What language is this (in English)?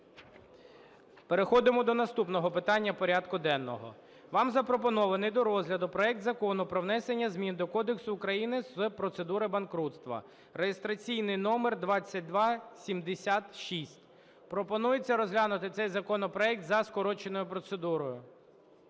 Ukrainian